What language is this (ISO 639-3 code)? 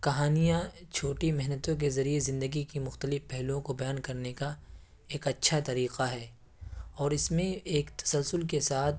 urd